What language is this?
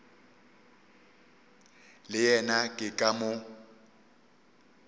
Northern Sotho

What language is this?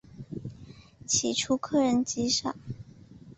Chinese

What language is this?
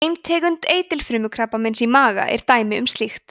Icelandic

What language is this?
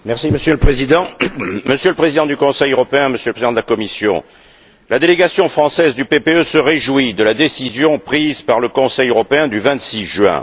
French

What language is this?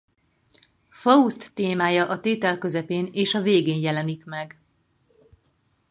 Hungarian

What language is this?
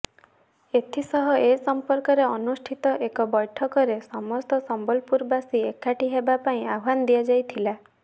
Odia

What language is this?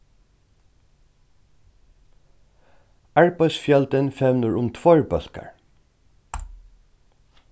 Faroese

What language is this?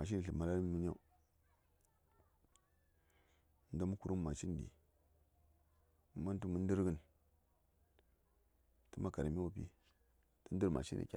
Saya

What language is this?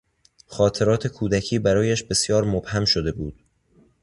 Persian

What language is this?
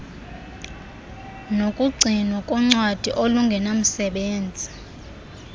Xhosa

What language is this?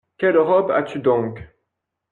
French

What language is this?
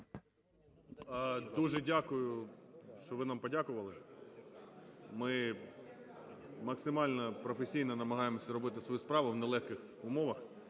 Ukrainian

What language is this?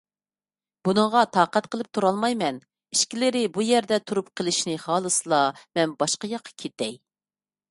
Uyghur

